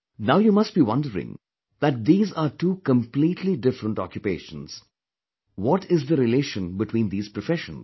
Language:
English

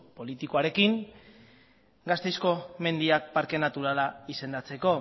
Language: Basque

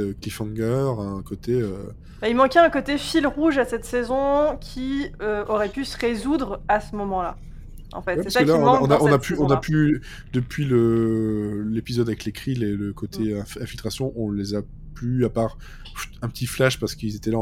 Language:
French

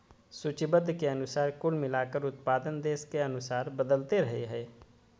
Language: Magahi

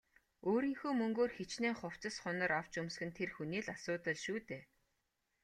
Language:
Mongolian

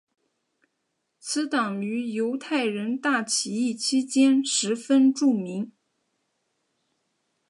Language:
Chinese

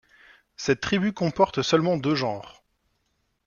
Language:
French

